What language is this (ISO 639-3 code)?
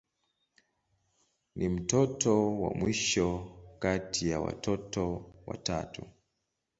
swa